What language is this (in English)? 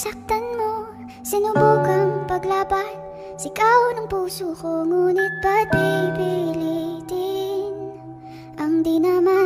Indonesian